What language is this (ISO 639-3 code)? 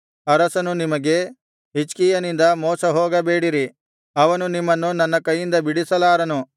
kan